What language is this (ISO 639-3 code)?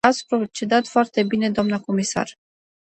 ron